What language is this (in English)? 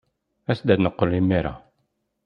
Kabyle